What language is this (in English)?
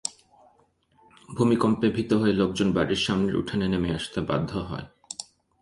Bangla